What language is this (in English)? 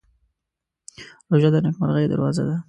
Pashto